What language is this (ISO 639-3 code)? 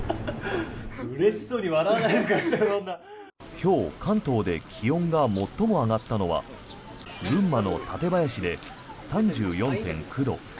jpn